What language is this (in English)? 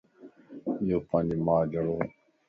Lasi